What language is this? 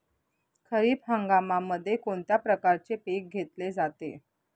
Marathi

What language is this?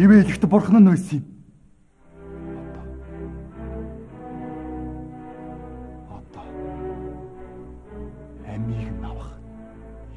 Turkish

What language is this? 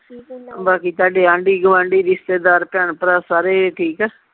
Punjabi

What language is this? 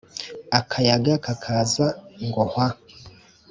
Kinyarwanda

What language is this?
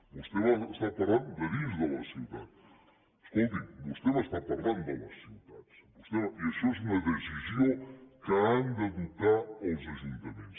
Catalan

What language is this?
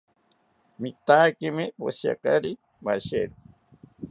South Ucayali Ashéninka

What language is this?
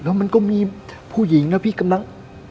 Thai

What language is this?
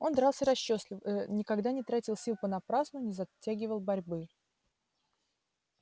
Russian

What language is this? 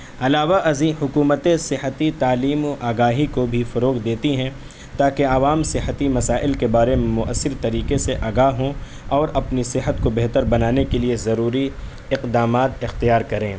Urdu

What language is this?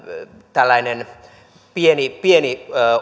Finnish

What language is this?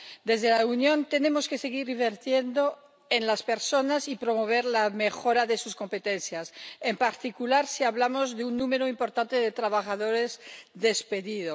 Spanish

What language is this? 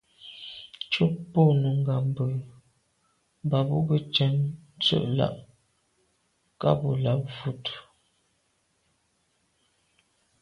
Medumba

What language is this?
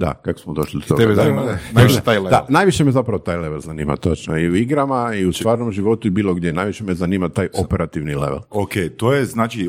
Croatian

